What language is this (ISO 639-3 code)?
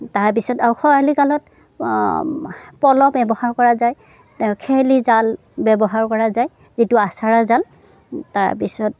asm